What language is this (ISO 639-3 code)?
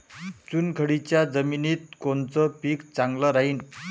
mar